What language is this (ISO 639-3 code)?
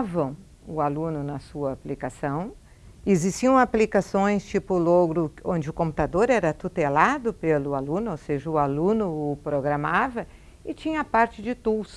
por